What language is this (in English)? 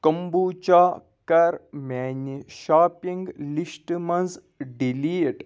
Kashmiri